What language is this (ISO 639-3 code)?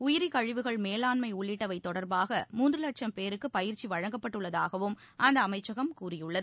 tam